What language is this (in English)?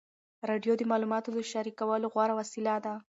Pashto